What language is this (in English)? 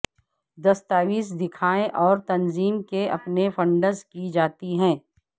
Urdu